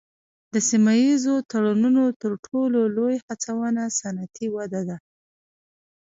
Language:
Pashto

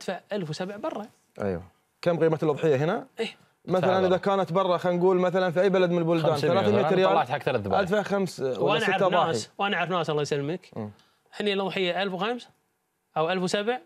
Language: Arabic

